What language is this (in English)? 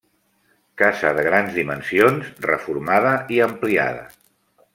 Catalan